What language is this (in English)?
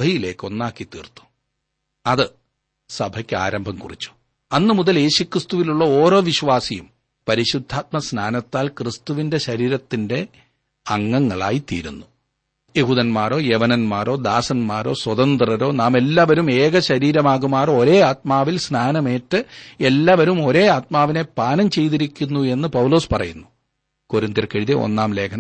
Malayalam